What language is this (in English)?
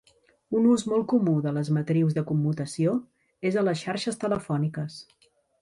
Catalan